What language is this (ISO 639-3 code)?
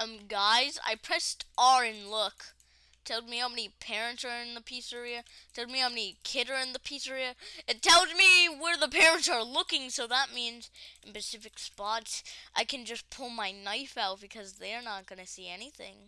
eng